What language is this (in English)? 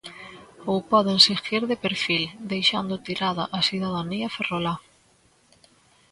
Galician